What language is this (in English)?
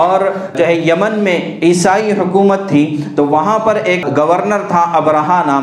Urdu